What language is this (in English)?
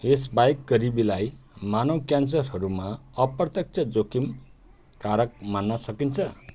Nepali